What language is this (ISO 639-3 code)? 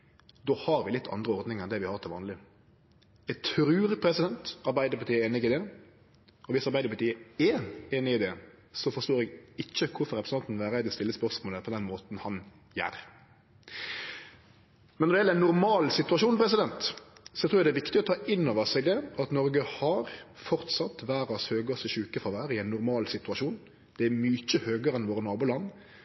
nno